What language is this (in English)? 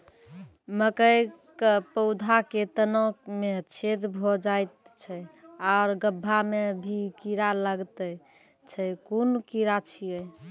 Maithili